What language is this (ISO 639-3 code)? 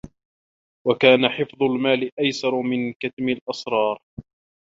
ara